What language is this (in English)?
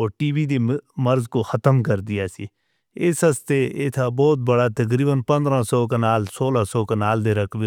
Northern Hindko